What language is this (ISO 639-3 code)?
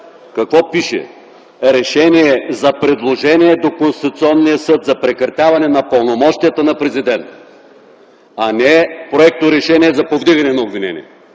bul